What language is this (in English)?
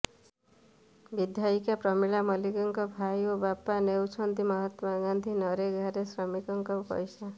Odia